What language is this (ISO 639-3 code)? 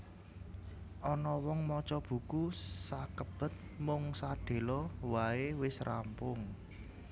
jav